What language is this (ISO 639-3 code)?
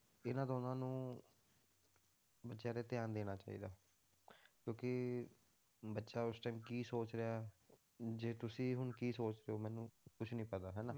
pan